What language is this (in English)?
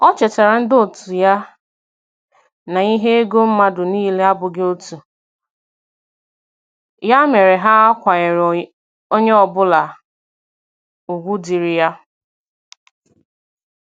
Igbo